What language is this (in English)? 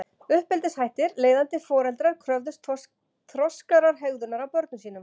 Icelandic